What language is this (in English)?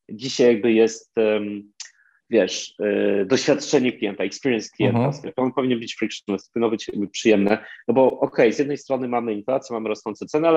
Polish